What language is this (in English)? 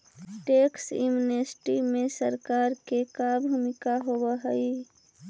Magahi